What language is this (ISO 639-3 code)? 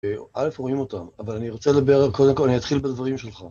heb